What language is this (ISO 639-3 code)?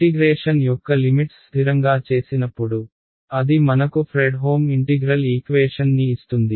tel